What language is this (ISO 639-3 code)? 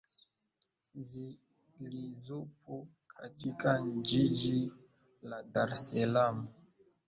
swa